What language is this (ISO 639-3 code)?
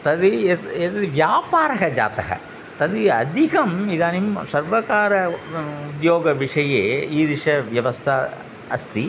san